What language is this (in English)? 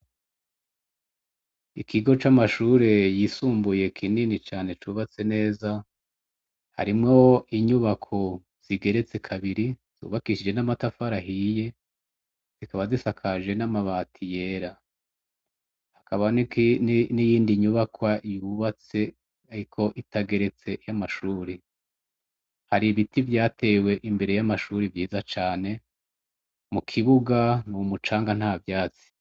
Rundi